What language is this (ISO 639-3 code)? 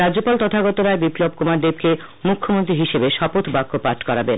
ben